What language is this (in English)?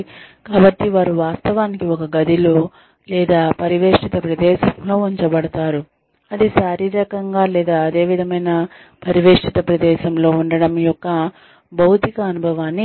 Telugu